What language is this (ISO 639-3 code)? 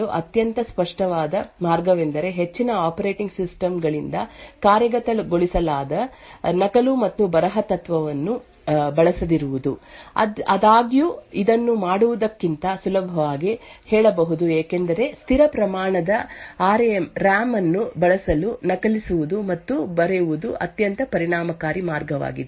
kan